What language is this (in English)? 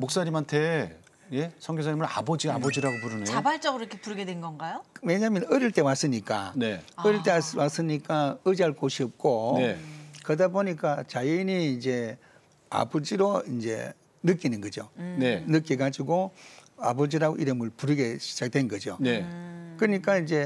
Korean